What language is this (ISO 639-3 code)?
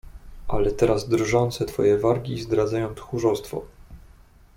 pol